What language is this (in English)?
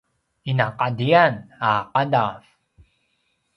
Paiwan